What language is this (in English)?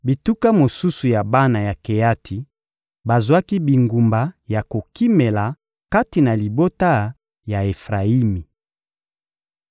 Lingala